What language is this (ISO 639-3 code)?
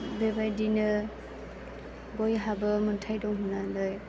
brx